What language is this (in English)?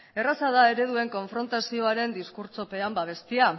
Basque